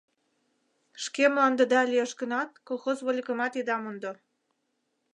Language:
Mari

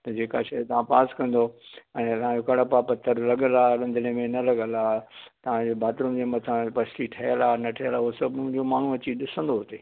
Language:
Sindhi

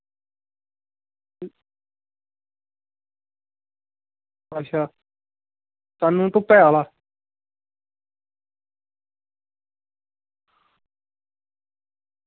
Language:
Dogri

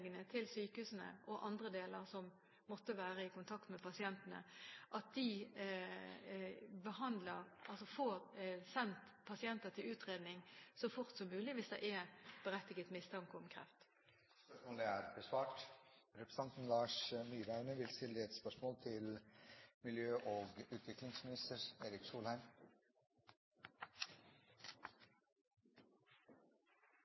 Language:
Norwegian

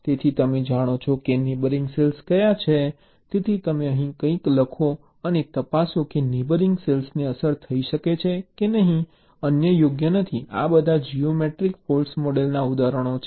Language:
Gujarati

